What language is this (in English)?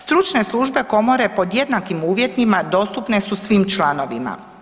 Croatian